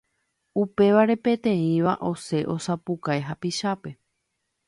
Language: Guarani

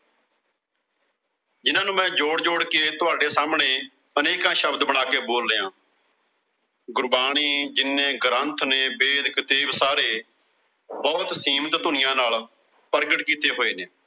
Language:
Punjabi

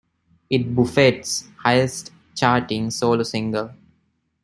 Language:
English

